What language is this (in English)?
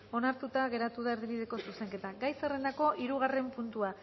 Basque